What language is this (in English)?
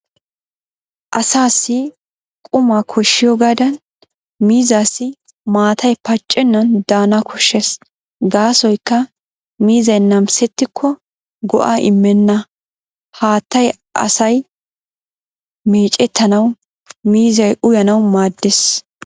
Wolaytta